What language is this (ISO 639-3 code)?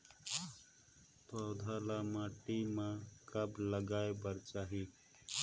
hne